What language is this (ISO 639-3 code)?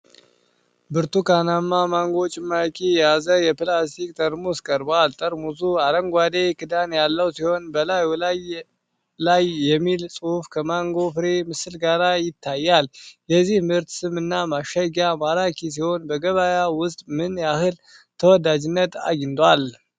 amh